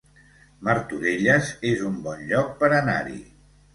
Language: Catalan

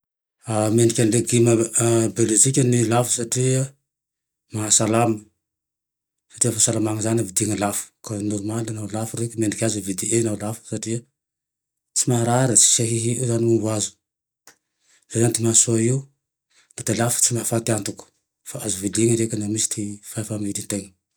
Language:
Tandroy-Mahafaly Malagasy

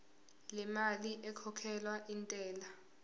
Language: Zulu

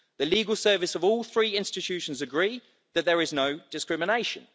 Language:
English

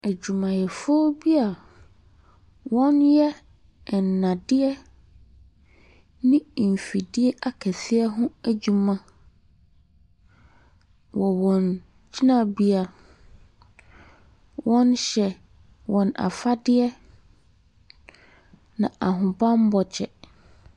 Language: Akan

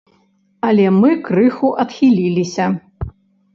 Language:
Belarusian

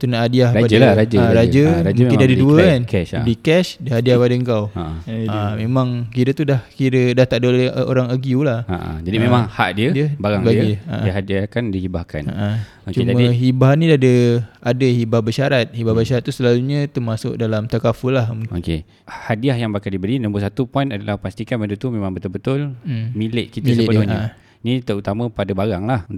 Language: Malay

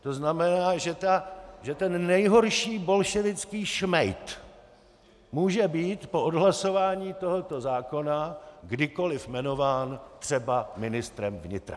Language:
Czech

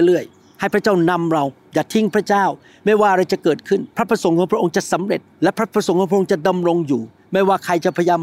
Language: Thai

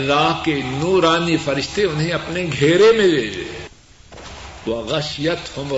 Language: Urdu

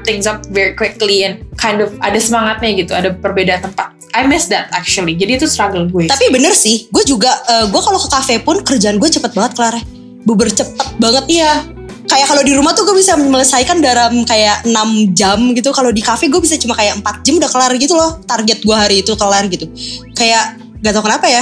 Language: Indonesian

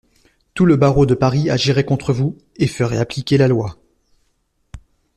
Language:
French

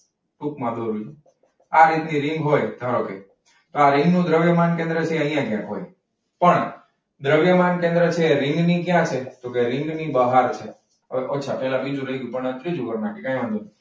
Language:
Gujarati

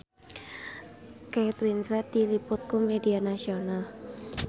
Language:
Sundanese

